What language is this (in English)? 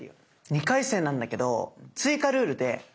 Japanese